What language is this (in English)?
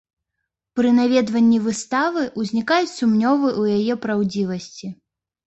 Belarusian